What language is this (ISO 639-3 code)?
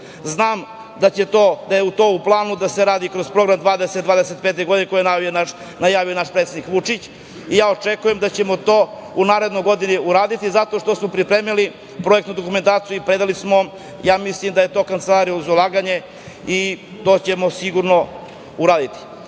srp